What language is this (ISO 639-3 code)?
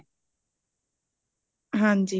pan